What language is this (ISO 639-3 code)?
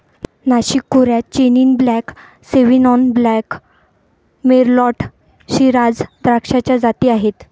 mar